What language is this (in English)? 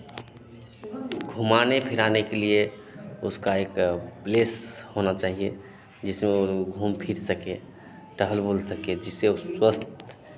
Hindi